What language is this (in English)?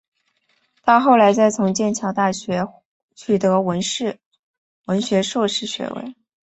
Chinese